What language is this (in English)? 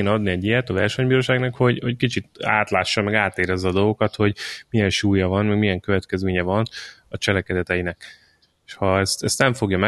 Hungarian